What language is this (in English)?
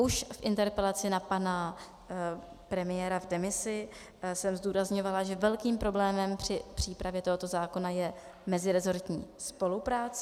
Czech